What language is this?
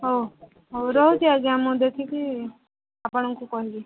Odia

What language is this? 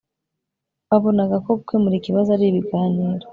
Kinyarwanda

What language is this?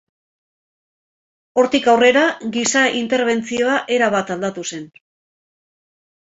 Basque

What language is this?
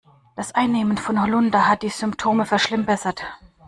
German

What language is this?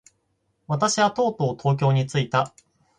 Japanese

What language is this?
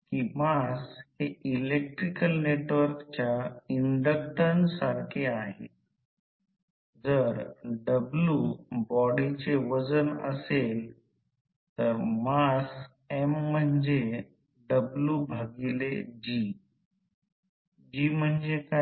Marathi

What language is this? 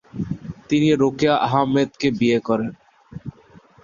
Bangla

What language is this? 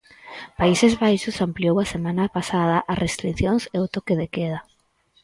Galician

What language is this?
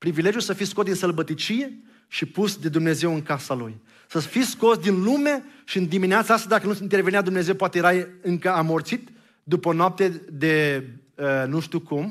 Romanian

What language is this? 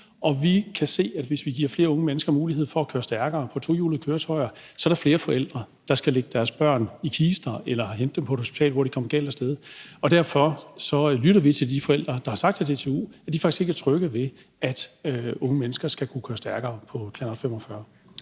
Danish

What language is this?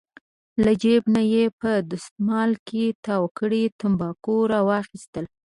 Pashto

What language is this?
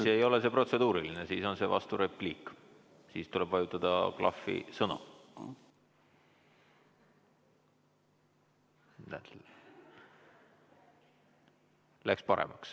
Estonian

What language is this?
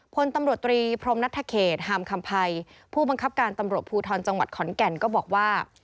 Thai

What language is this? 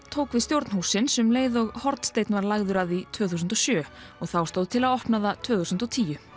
Icelandic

